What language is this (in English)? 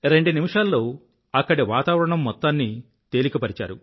Telugu